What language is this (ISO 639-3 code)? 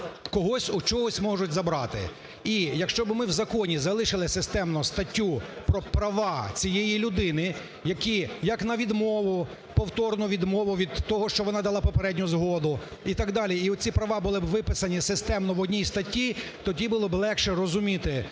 ukr